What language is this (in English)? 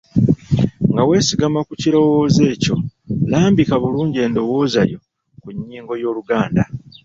Ganda